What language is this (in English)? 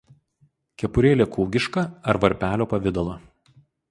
Lithuanian